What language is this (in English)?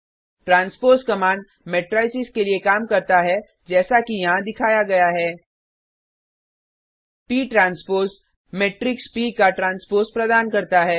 Hindi